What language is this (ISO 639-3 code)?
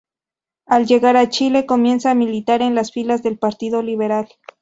spa